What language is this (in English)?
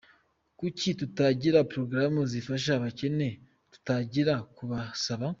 Kinyarwanda